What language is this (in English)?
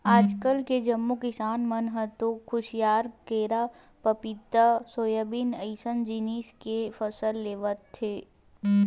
Chhattisgarhi